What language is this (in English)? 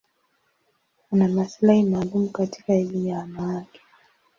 Swahili